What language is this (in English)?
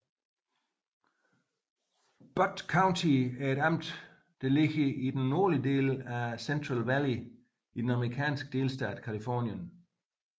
Danish